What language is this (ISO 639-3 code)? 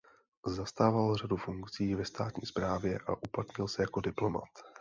ces